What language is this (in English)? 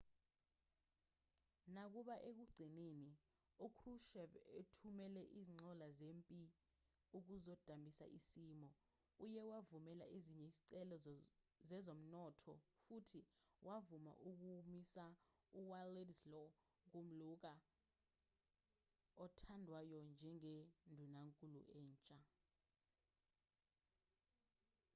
Zulu